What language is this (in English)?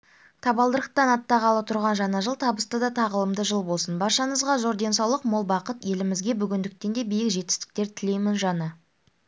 Kazakh